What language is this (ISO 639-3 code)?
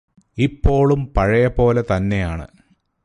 mal